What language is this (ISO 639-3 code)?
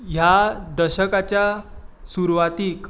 kok